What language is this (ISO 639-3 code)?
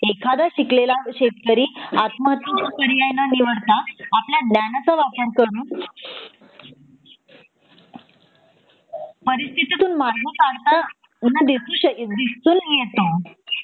mar